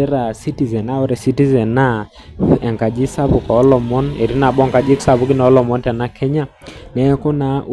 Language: Masai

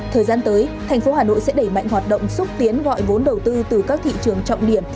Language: Vietnamese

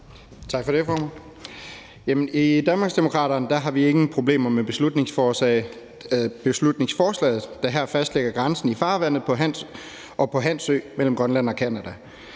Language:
Danish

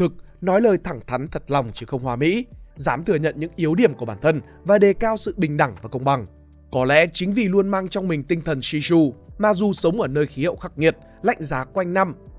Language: Vietnamese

